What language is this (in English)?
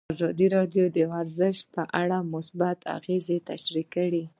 Pashto